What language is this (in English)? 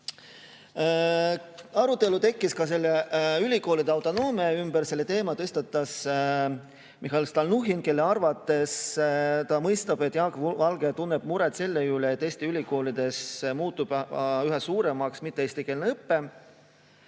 Estonian